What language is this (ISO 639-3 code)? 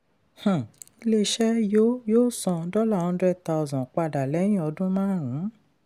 yor